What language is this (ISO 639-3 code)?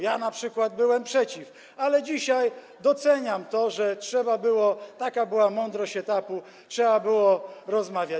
pol